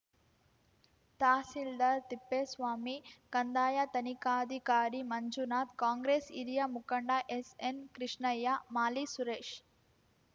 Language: Kannada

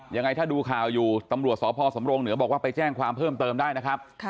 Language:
Thai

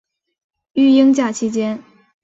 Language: Chinese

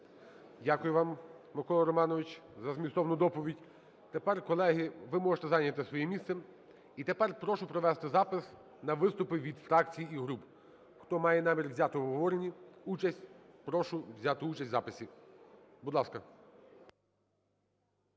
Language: Ukrainian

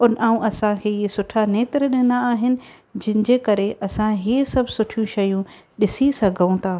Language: Sindhi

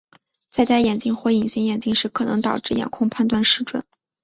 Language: Chinese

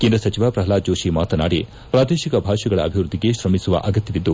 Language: Kannada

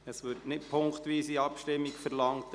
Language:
Swiss German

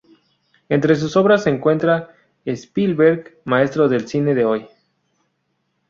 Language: Spanish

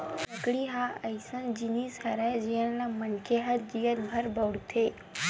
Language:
Chhattisgarhi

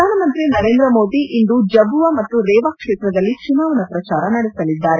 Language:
Kannada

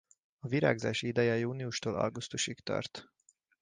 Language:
Hungarian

